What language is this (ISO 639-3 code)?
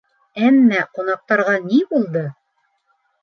bak